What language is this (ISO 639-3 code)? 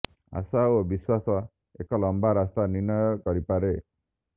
ori